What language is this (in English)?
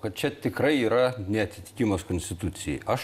Lithuanian